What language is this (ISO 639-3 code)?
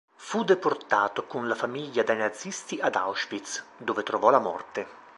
ita